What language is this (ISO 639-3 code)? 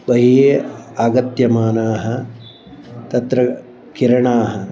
san